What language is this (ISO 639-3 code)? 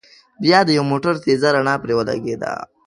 pus